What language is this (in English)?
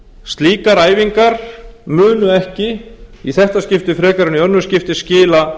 Icelandic